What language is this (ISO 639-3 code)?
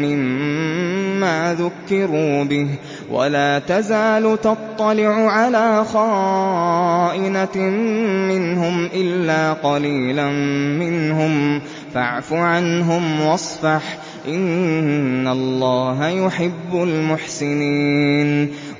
ara